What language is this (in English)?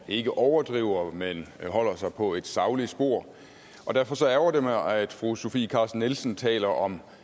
Danish